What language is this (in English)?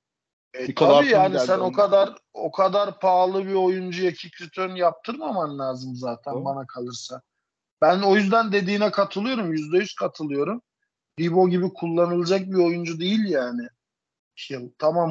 Turkish